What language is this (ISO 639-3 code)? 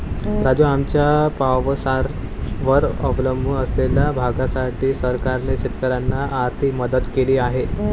mar